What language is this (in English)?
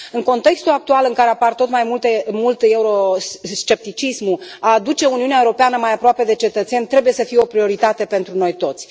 Romanian